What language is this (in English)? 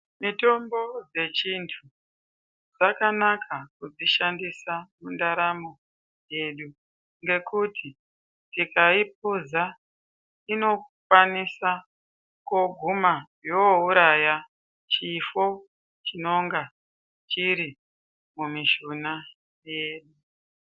Ndau